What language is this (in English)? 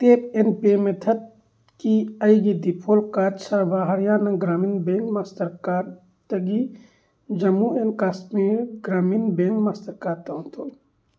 Manipuri